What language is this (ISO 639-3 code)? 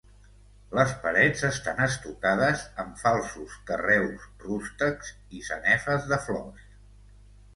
cat